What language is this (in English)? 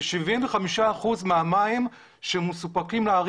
Hebrew